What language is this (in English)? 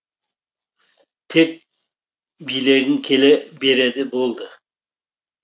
Kazakh